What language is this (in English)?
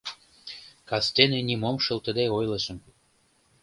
Mari